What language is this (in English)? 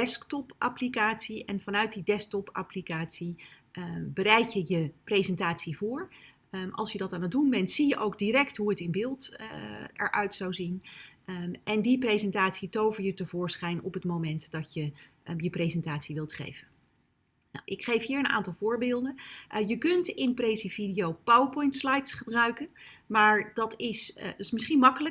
Dutch